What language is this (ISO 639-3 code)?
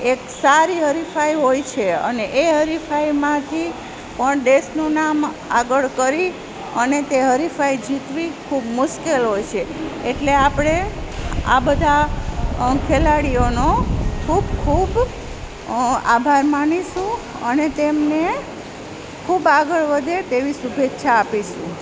guj